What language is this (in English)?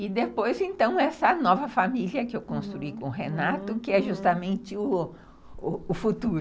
Portuguese